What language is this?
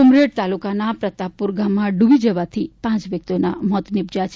Gujarati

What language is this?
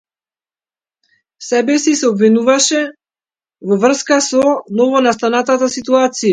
Macedonian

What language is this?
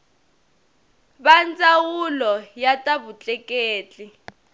Tsonga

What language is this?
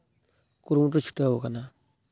Santali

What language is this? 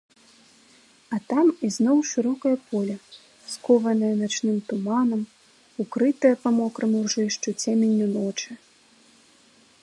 Belarusian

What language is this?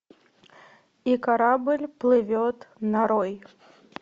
Russian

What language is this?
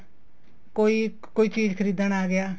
Punjabi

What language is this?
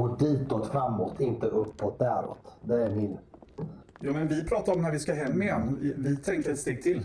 Swedish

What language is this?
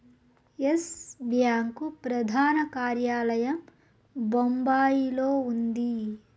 Telugu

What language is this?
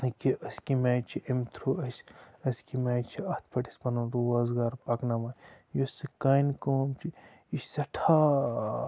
Kashmiri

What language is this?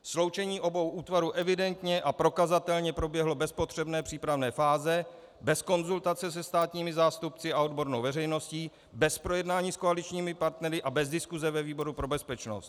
Czech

